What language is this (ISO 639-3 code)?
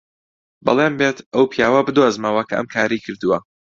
ckb